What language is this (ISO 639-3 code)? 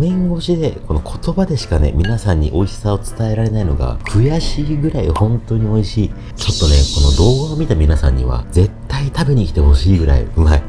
jpn